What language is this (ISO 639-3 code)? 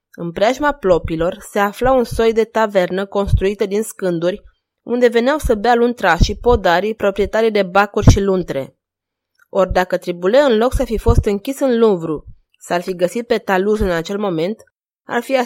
ron